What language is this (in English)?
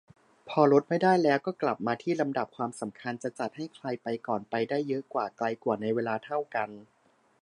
Thai